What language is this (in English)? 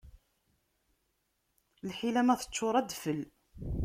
Kabyle